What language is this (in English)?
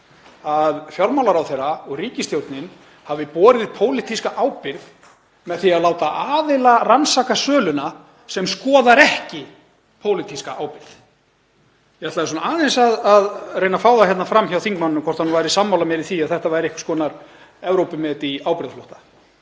Icelandic